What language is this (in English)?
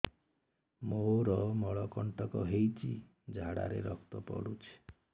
Odia